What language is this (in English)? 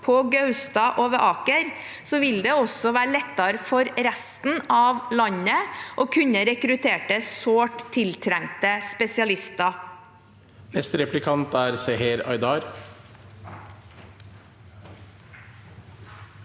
Norwegian